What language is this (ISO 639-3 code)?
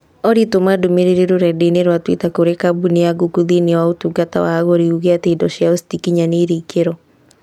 kik